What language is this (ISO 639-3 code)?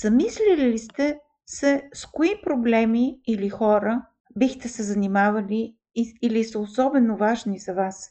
bul